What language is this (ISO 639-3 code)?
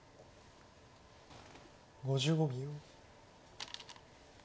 jpn